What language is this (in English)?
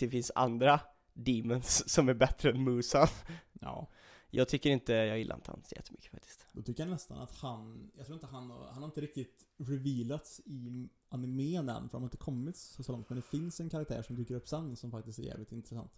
Swedish